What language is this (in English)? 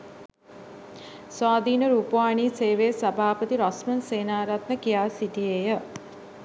Sinhala